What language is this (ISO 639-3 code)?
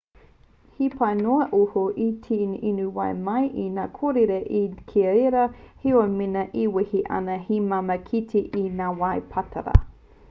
mri